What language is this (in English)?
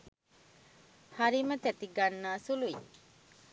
Sinhala